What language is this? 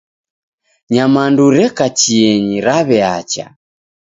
Taita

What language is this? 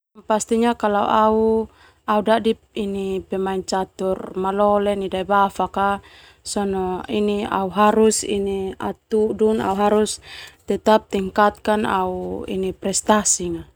Termanu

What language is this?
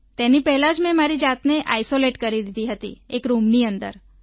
Gujarati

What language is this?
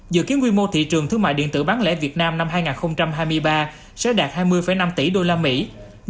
Vietnamese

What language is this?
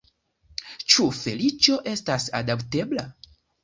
Esperanto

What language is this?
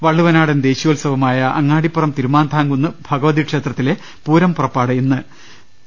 Malayalam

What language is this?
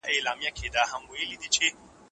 Pashto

